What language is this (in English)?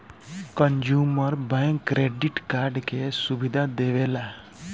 Bhojpuri